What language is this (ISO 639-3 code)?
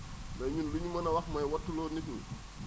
wol